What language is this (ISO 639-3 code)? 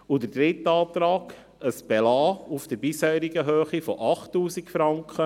gsw